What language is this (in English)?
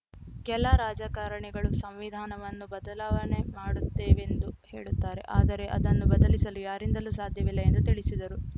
Kannada